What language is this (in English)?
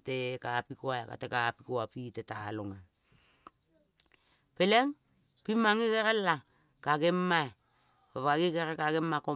Kol (Papua New Guinea)